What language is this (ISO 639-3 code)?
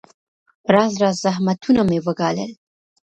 pus